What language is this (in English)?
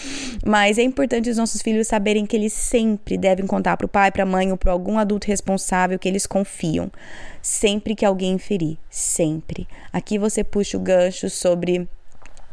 Portuguese